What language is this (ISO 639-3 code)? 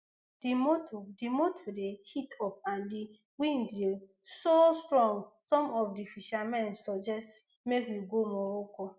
pcm